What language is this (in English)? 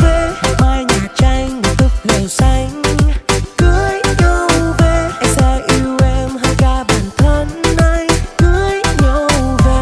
Vietnamese